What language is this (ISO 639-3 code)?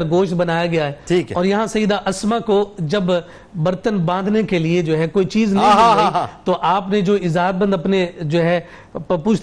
urd